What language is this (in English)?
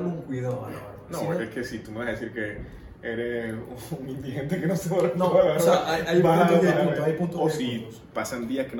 Spanish